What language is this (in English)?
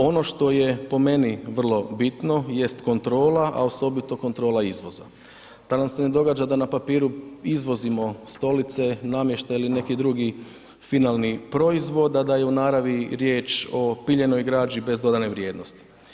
Croatian